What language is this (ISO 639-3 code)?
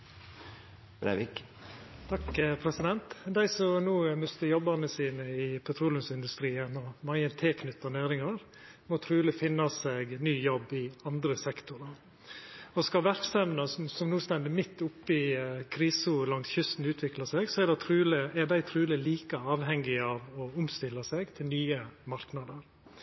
nno